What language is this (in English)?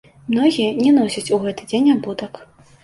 Belarusian